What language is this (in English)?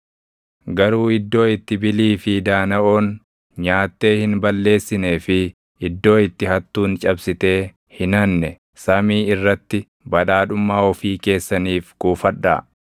Oromo